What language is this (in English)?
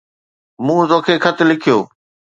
Sindhi